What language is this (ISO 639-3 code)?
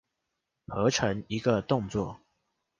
zho